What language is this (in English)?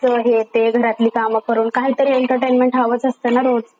Marathi